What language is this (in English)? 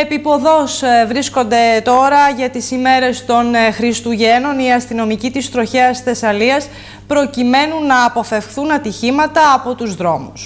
Greek